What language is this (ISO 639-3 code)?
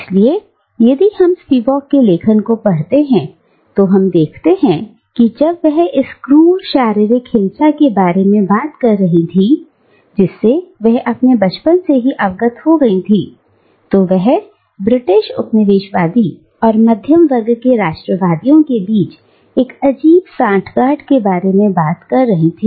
hin